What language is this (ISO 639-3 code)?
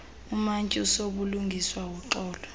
xho